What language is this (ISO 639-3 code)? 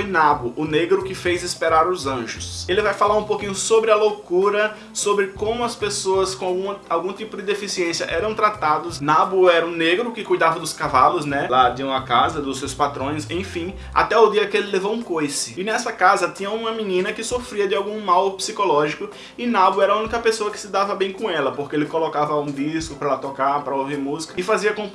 por